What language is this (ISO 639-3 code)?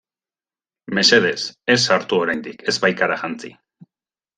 eus